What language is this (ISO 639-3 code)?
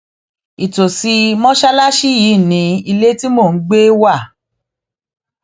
yor